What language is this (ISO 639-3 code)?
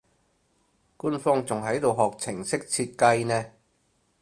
yue